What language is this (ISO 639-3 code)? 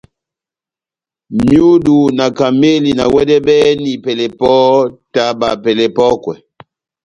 bnm